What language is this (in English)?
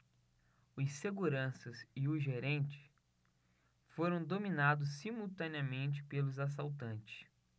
Portuguese